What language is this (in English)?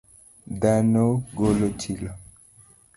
Luo (Kenya and Tanzania)